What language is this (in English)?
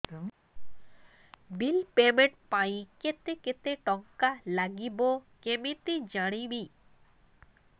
Odia